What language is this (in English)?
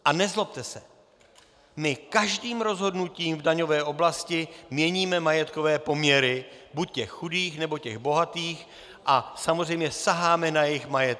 Czech